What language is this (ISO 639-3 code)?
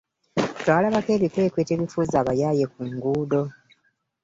lug